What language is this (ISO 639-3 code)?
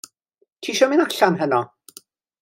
cym